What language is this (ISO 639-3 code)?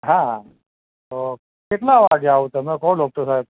guj